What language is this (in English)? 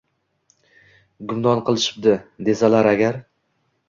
Uzbek